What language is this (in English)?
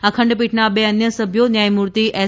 Gujarati